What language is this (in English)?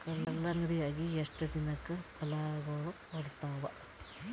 Kannada